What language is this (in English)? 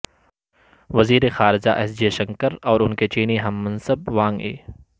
Urdu